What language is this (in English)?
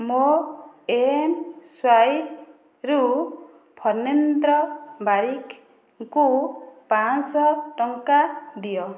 Odia